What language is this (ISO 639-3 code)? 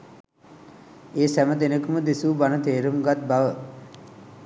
sin